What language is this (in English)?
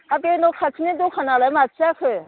Bodo